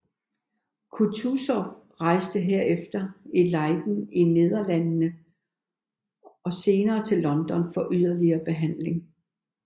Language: Danish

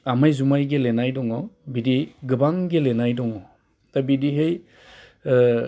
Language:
Bodo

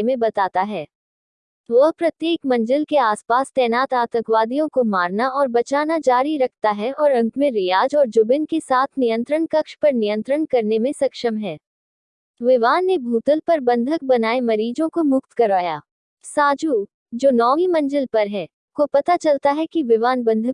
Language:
Hindi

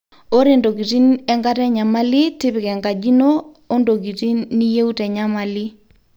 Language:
Masai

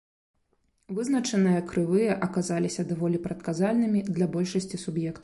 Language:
Belarusian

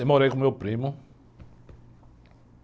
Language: Portuguese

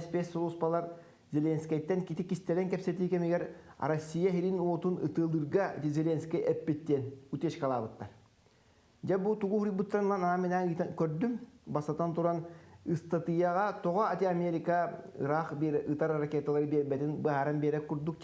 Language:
Turkish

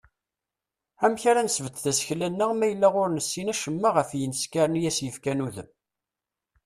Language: Kabyle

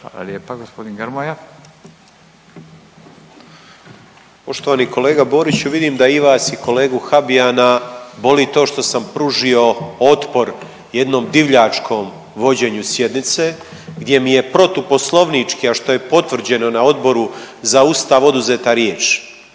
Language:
Croatian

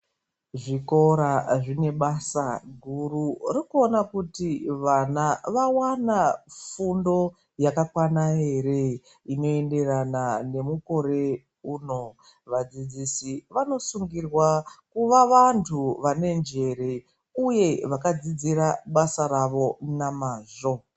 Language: Ndau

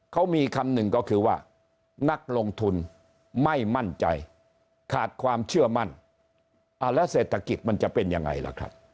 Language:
Thai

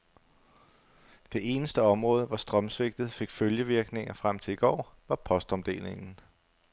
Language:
Danish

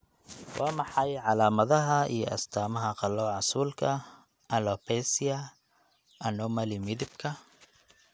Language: Somali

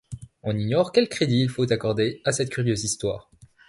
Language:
French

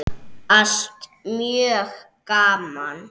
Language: Icelandic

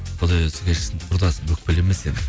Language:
Kazakh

